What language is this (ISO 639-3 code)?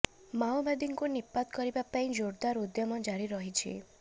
ori